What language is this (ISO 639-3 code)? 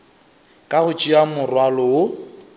nso